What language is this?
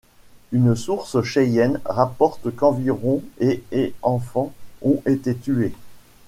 French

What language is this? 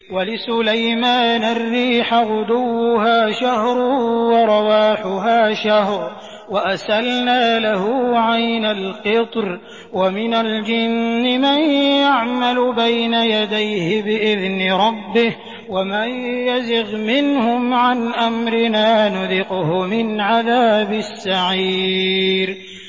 Arabic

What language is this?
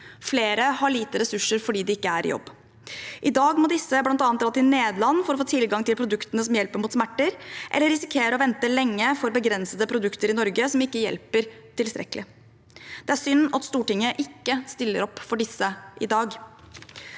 Norwegian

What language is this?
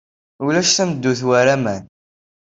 Kabyle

